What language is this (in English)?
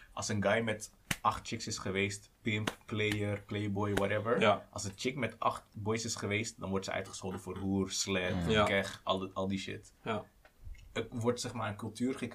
Dutch